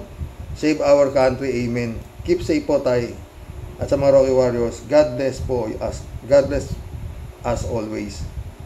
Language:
Filipino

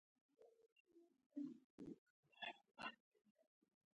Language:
Pashto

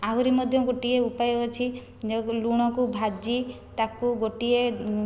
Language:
Odia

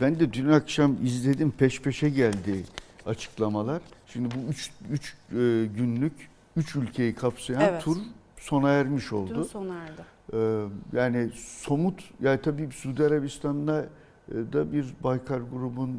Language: Turkish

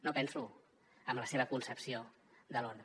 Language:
Catalan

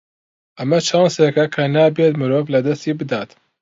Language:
Central Kurdish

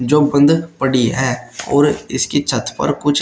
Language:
Hindi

